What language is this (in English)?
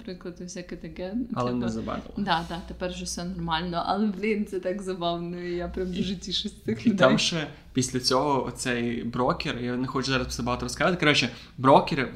Ukrainian